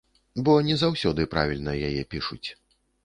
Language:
Belarusian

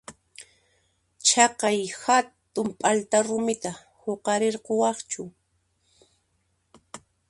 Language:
Puno Quechua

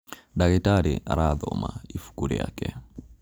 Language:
Kikuyu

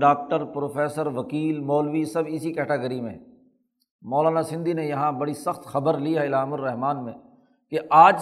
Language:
Urdu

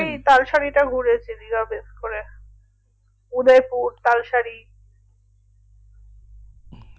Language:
Bangla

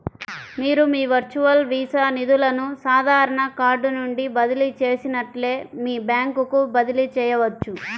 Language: Telugu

